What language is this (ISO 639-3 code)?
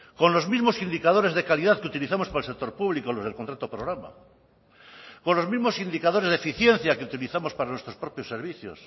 spa